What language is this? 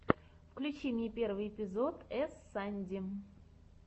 Russian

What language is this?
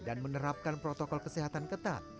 Indonesian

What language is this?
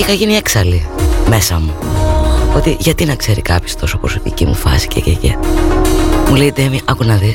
Greek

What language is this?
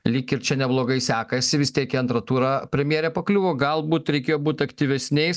Lithuanian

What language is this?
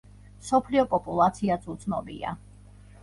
Georgian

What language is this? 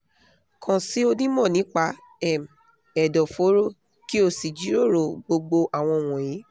Yoruba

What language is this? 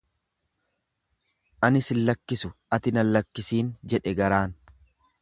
Oromo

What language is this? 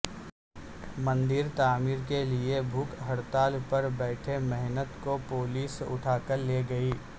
Urdu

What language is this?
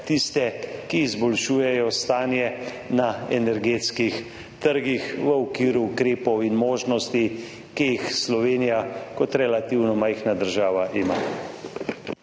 Slovenian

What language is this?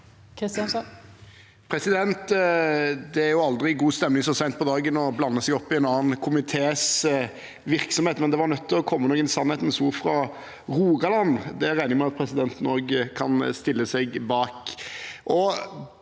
Norwegian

